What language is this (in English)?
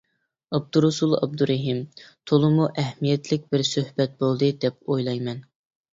Uyghur